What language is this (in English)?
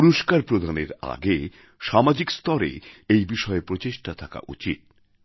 Bangla